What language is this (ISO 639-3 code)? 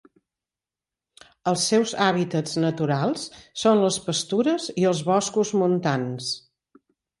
cat